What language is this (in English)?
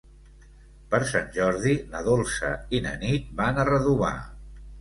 Catalan